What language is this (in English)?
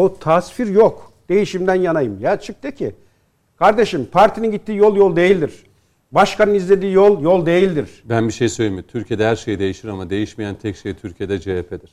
Turkish